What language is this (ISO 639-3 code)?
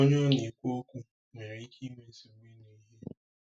ibo